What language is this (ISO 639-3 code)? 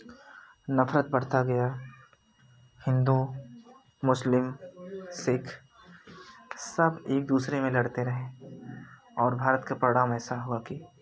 hin